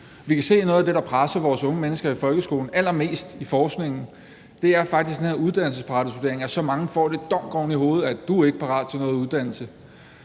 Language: Danish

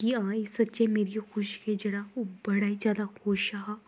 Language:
Dogri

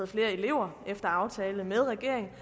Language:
Danish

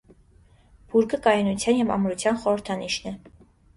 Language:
Armenian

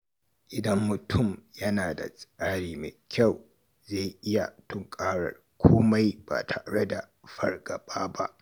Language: Hausa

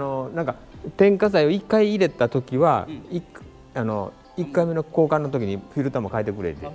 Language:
Japanese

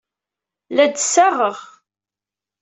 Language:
Kabyle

